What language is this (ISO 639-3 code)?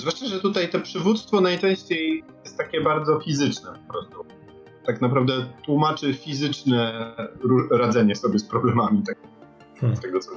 pol